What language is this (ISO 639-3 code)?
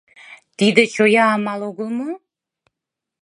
chm